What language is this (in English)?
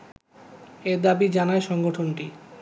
Bangla